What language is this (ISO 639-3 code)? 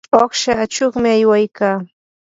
qur